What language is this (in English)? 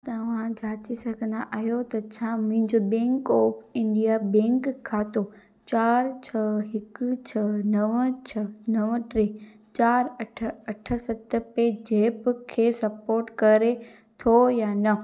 Sindhi